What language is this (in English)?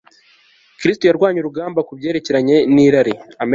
Kinyarwanda